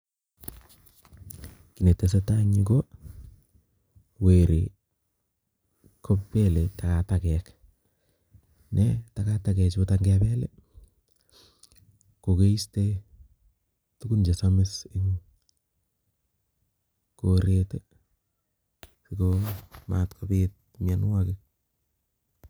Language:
Kalenjin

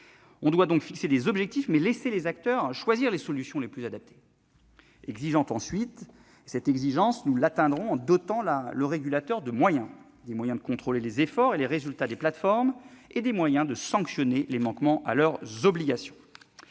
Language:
French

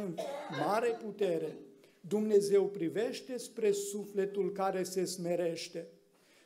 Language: Romanian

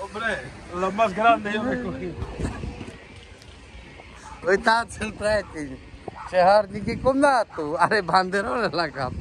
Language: Romanian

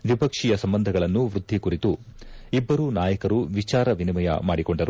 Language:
Kannada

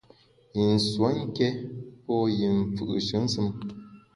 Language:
Bamun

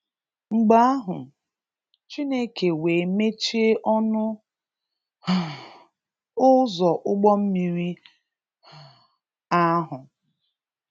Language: Igbo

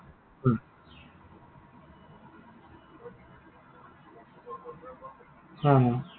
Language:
Assamese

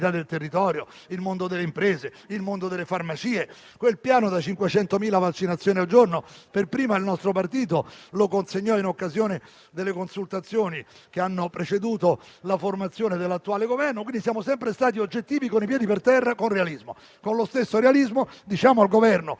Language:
Italian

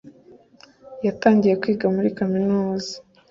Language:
Kinyarwanda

